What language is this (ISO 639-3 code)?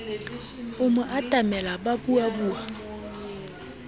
sot